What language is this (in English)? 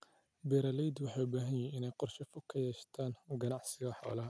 Somali